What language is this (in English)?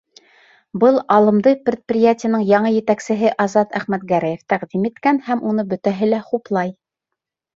Bashkir